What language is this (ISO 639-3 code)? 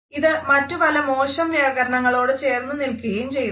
mal